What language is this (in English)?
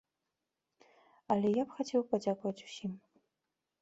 Belarusian